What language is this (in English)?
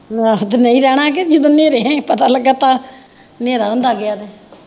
Punjabi